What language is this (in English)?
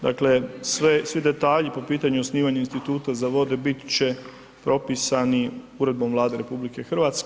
Croatian